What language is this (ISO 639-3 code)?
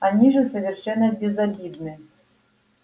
rus